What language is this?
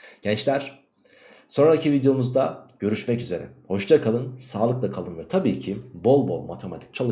Turkish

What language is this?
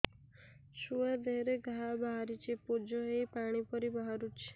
Odia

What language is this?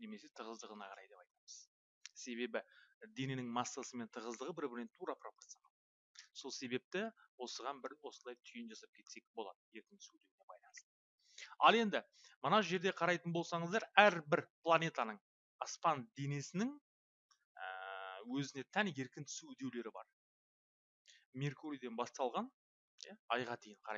Turkish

